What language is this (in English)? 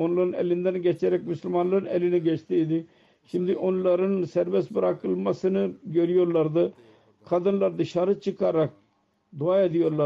Turkish